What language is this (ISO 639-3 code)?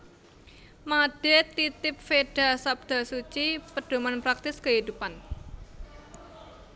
jav